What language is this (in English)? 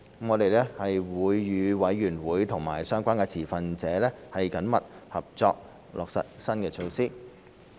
Cantonese